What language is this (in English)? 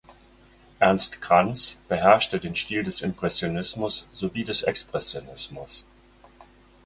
German